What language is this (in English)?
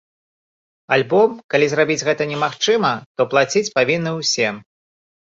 Belarusian